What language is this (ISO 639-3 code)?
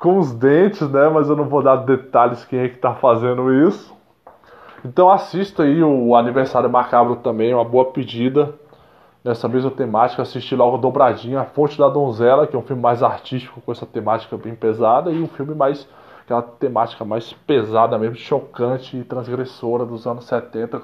por